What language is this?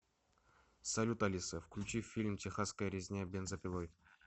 Russian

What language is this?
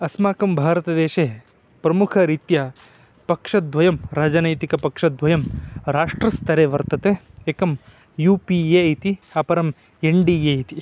Sanskrit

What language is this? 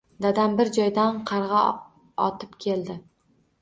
Uzbek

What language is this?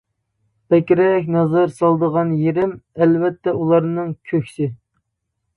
Uyghur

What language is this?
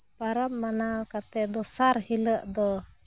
Santali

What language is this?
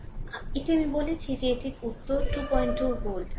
Bangla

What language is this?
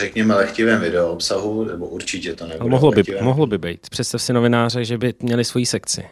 Czech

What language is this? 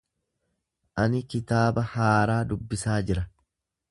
Oromo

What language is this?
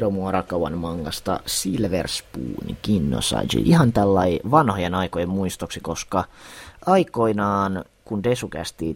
Finnish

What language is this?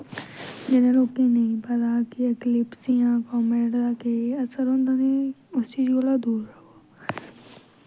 Dogri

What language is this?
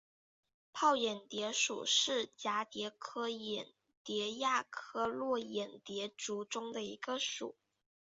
Chinese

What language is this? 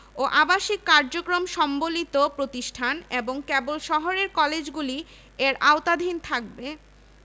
Bangla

